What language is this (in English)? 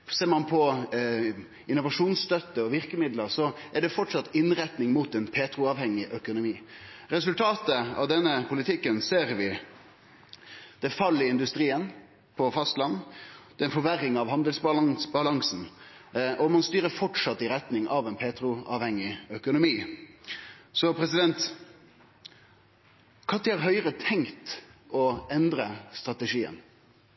Norwegian Nynorsk